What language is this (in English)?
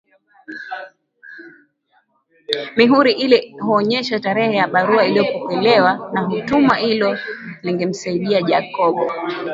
Swahili